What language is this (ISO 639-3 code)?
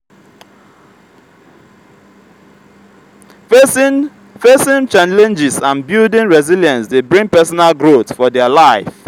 pcm